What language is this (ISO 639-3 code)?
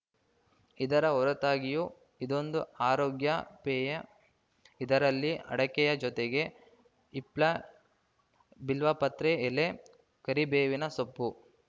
kan